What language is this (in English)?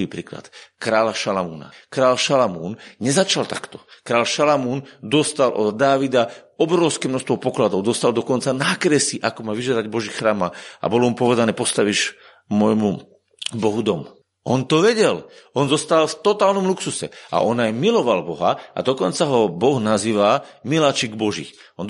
Slovak